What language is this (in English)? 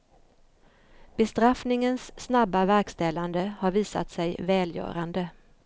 Swedish